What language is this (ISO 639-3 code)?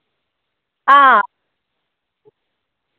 doi